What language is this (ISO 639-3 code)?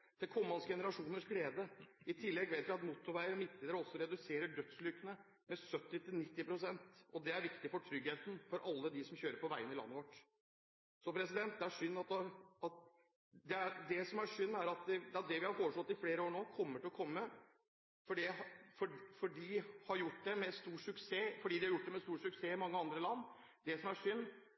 nob